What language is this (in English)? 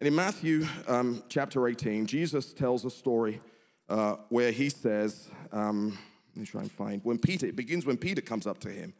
English